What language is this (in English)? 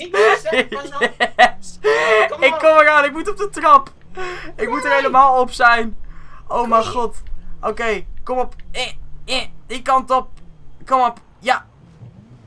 Dutch